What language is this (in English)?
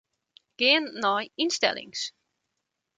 Western Frisian